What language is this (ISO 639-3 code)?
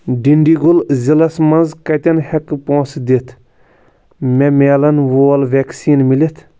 kas